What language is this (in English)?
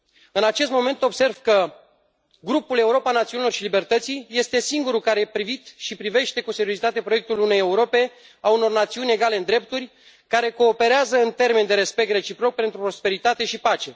Romanian